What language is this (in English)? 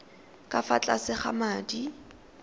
Tswana